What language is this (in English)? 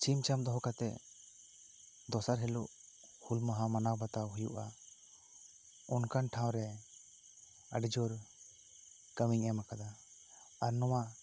Santali